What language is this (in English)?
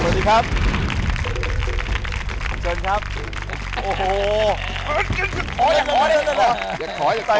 Thai